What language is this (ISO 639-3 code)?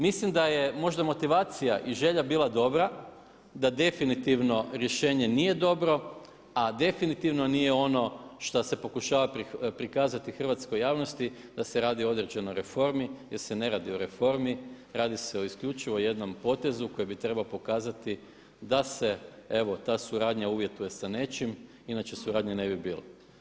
hrv